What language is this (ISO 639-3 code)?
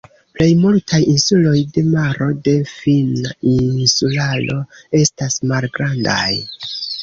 epo